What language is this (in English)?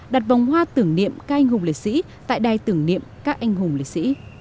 Vietnamese